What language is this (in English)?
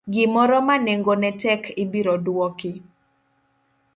Luo (Kenya and Tanzania)